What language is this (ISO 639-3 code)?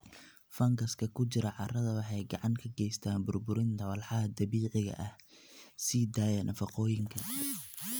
som